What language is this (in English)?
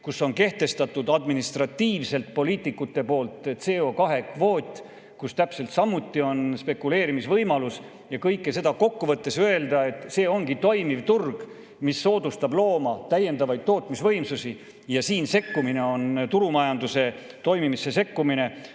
Estonian